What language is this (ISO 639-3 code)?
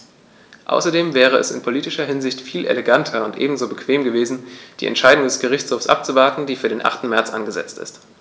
deu